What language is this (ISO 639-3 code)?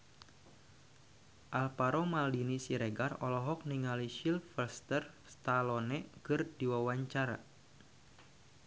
sun